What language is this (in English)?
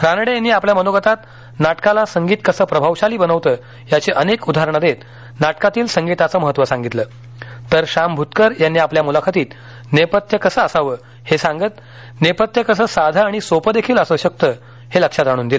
Marathi